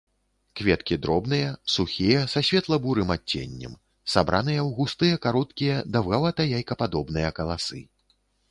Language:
Belarusian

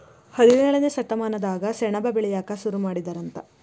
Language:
Kannada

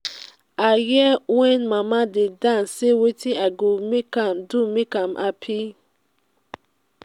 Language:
Nigerian Pidgin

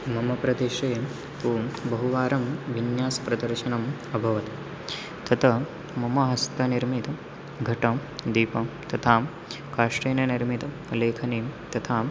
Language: Sanskrit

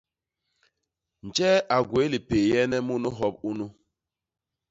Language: Basaa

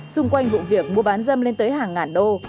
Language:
Vietnamese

